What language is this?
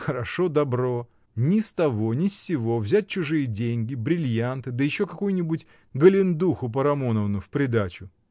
Russian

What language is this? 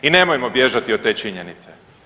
Croatian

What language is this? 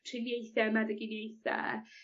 Welsh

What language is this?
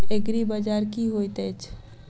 Maithili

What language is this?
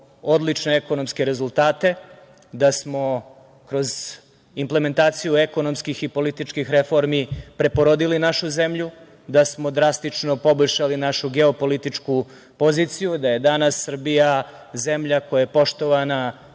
Serbian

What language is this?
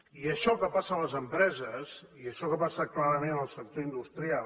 Catalan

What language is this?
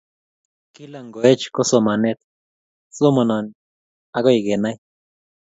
Kalenjin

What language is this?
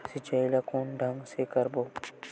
Chhattisgarhi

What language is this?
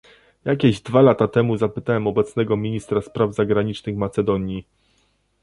Polish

